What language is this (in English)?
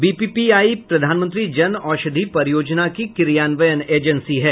Hindi